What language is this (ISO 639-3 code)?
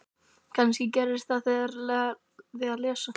isl